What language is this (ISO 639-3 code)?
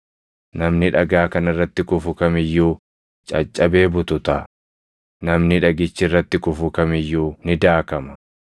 orm